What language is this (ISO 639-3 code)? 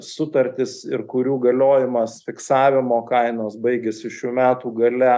lit